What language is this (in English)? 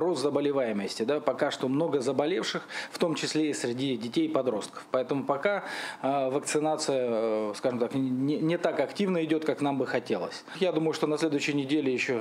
Russian